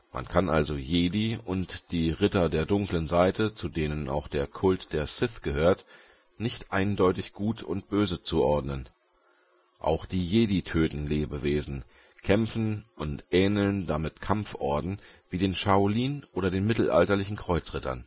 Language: German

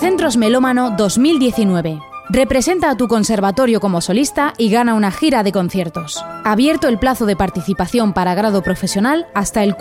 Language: Spanish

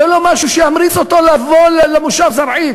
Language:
Hebrew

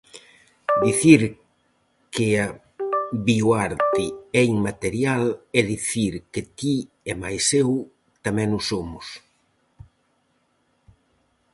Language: Galician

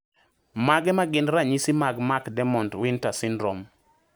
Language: Luo (Kenya and Tanzania)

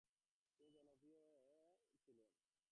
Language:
Bangla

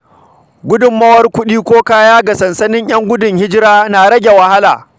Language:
Hausa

